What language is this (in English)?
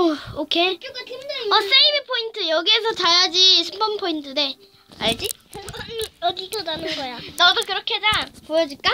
Korean